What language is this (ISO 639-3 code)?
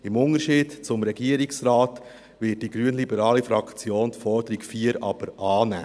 gsw